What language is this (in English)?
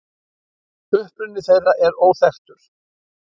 Icelandic